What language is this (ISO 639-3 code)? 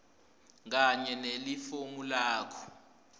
ssw